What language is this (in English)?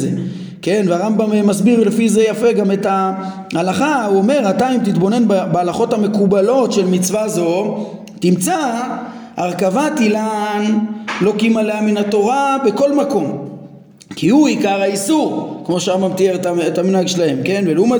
Hebrew